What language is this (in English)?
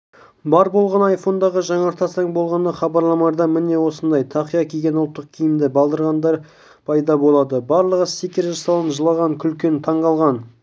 Kazakh